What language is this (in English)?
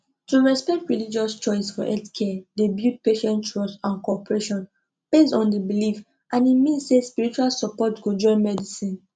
Nigerian Pidgin